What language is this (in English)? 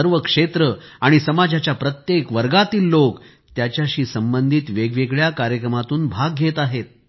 Marathi